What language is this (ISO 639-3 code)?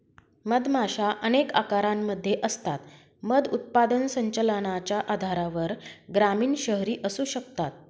mar